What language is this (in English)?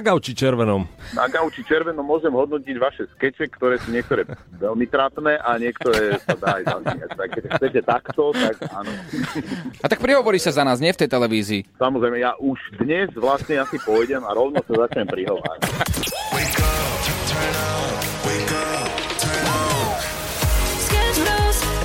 Slovak